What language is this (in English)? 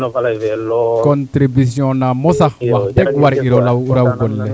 Serer